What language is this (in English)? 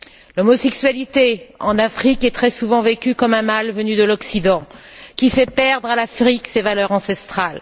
French